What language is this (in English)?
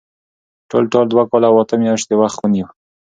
Pashto